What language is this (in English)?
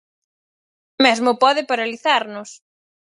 Galician